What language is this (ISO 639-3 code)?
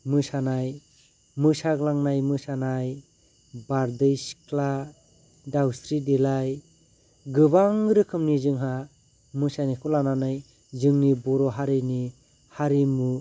brx